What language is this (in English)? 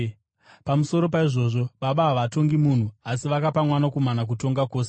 Shona